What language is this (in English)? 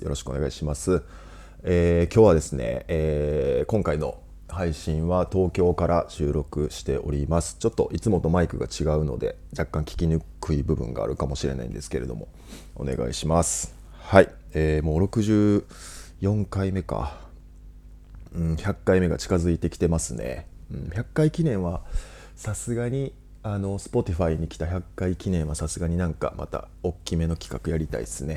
Japanese